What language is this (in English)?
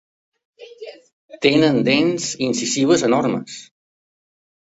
Catalan